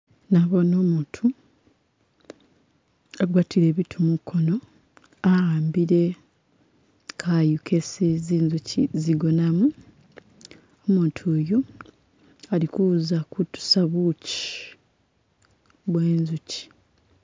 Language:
Masaaba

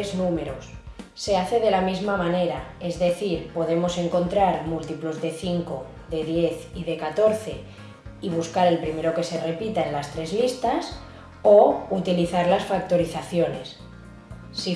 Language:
Spanish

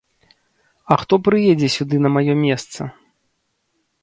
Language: Belarusian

